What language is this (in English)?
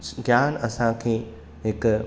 Sindhi